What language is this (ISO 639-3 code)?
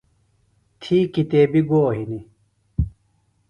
phl